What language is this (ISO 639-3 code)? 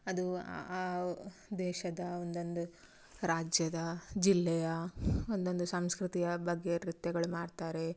kan